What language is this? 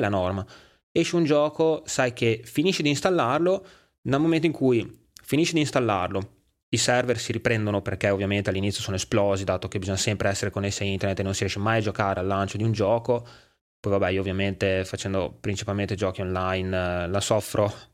Italian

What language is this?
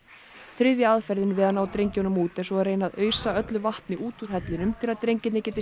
Icelandic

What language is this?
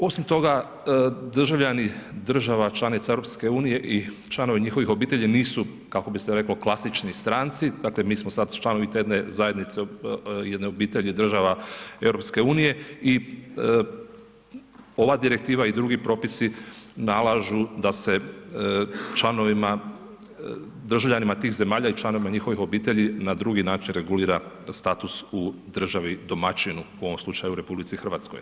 Croatian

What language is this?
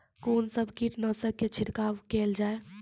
Maithili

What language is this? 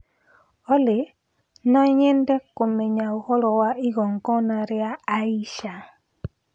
Kikuyu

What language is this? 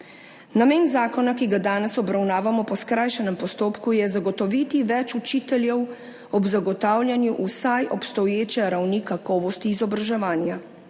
Slovenian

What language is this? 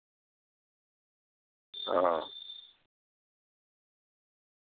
Urdu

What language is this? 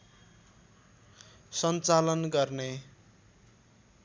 Nepali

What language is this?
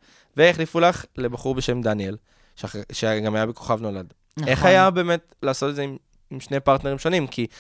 Hebrew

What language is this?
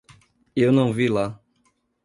Portuguese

